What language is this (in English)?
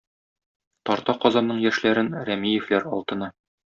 Tatar